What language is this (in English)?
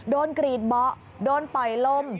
Thai